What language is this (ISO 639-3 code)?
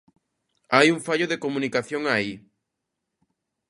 glg